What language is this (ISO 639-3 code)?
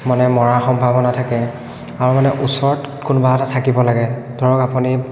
asm